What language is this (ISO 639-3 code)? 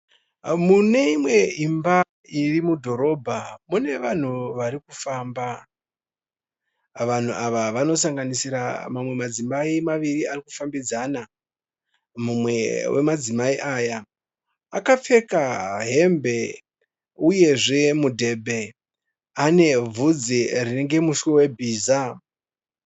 sna